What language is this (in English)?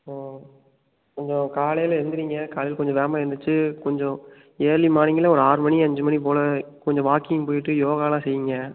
Tamil